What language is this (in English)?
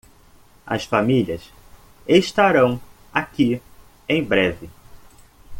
Portuguese